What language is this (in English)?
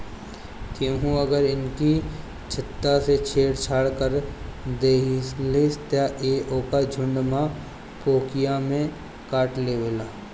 Bhojpuri